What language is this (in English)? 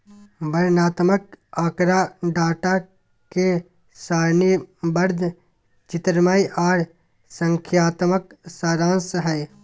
Magahi